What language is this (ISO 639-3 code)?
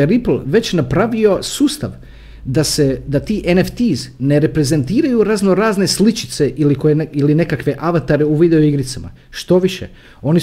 hrv